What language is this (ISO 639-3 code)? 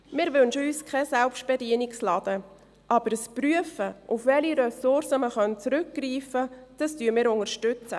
gsw